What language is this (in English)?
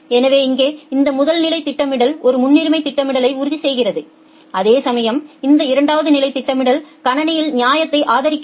Tamil